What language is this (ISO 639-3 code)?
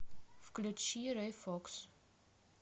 rus